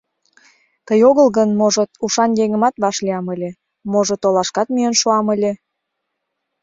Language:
Mari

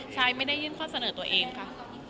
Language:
Thai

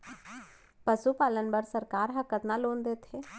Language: Chhattisgarhi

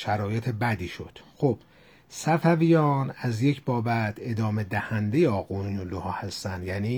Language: Persian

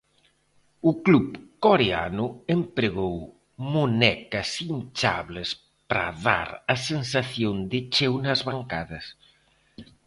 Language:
Galician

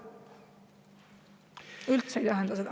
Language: Estonian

